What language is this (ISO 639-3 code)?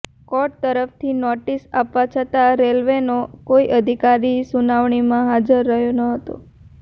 guj